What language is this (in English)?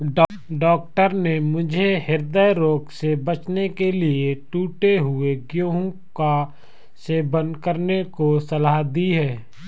Hindi